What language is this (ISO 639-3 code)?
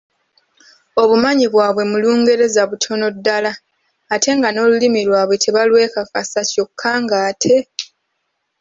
lug